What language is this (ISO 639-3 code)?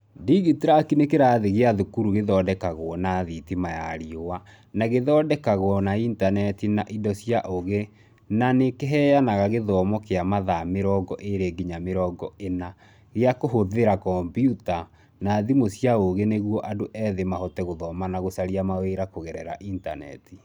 kik